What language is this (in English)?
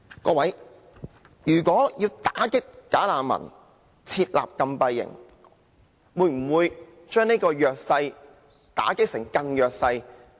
Cantonese